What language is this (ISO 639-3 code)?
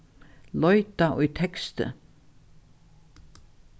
fao